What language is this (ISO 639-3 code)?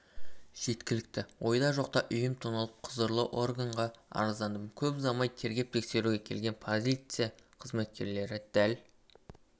kaz